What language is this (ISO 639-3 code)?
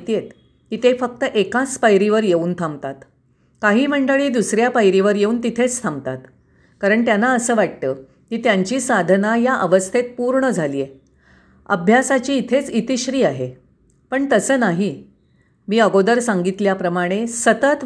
mar